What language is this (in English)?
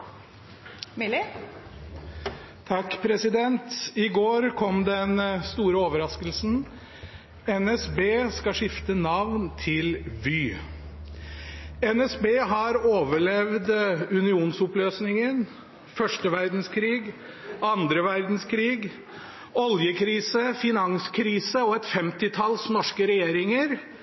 Norwegian Bokmål